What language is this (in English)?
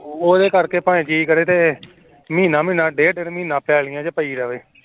Punjabi